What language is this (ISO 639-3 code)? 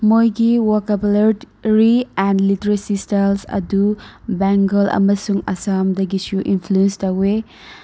mni